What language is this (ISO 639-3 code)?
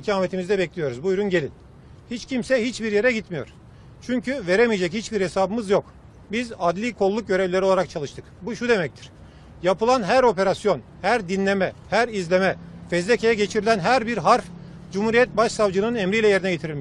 tur